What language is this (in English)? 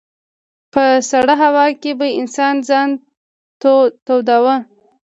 Pashto